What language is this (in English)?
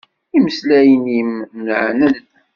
Kabyle